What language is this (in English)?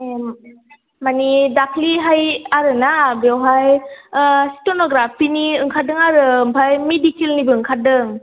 Bodo